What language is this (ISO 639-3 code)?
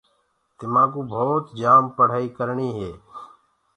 ggg